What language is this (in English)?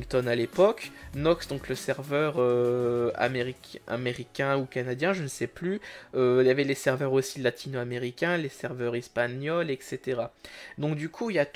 French